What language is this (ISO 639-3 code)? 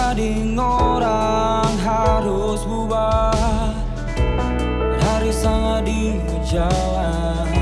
ind